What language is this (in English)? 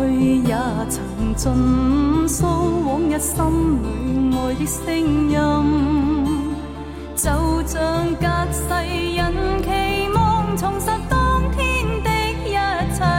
Chinese